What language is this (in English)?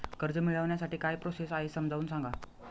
Marathi